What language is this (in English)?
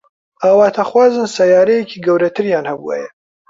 Central Kurdish